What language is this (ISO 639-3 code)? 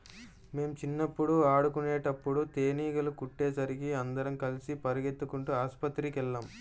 tel